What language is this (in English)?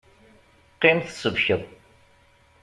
Kabyle